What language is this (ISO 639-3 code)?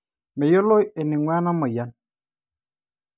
mas